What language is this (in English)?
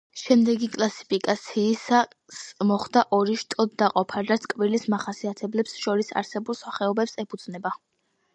Georgian